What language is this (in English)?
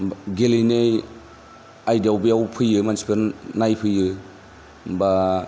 Bodo